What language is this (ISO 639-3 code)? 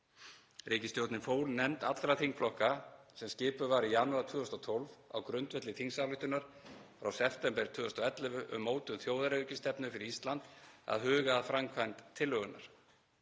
isl